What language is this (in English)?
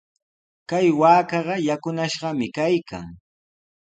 Sihuas Ancash Quechua